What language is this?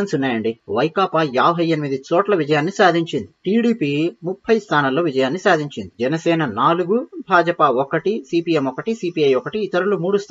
Hindi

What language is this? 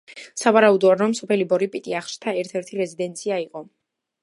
Georgian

